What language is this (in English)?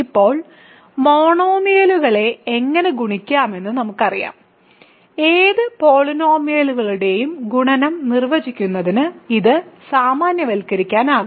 Malayalam